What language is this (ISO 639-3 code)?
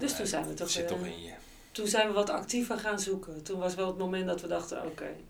nld